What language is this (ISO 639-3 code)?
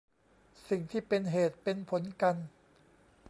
tha